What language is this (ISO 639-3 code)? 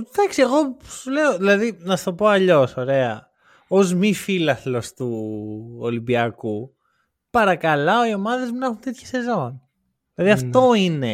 ell